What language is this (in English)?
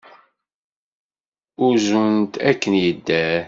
Kabyle